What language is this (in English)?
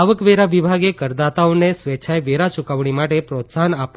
Gujarati